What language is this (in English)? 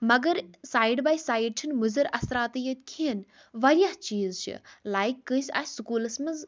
Kashmiri